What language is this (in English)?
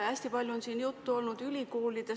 Estonian